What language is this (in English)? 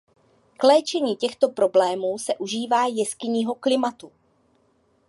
Czech